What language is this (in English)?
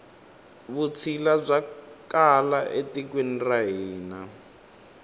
Tsonga